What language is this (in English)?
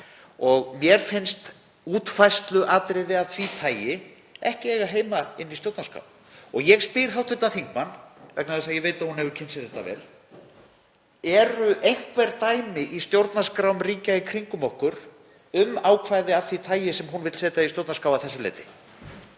Icelandic